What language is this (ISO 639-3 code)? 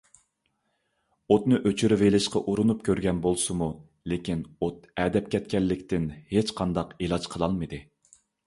uig